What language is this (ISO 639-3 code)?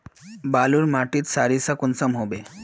mag